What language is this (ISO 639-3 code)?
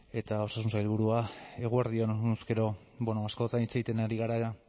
eus